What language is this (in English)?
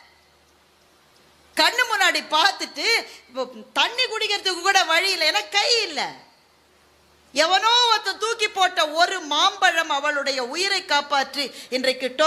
Tamil